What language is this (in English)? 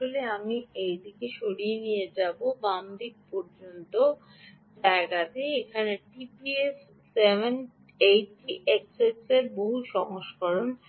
Bangla